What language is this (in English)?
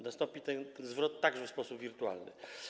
Polish